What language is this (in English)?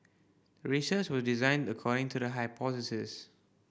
English